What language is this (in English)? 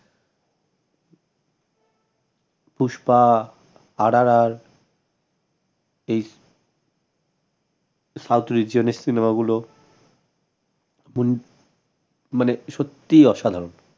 Bangla